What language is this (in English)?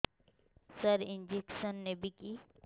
Odia